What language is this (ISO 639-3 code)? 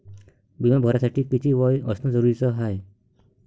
mar